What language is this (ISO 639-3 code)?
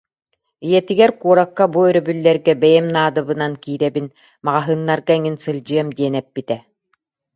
sah